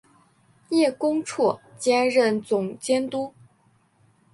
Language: Chinese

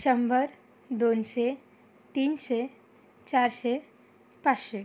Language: Marathi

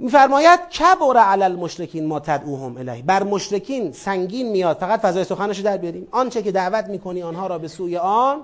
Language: Persian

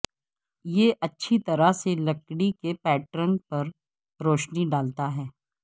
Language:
Urdu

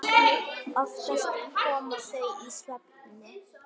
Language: Icelandic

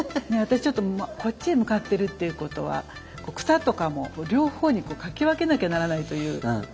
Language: Japanese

